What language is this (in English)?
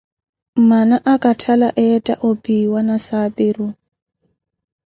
Koti